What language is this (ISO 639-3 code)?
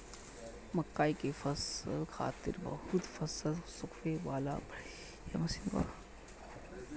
bho